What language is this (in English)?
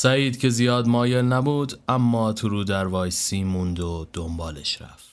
Persian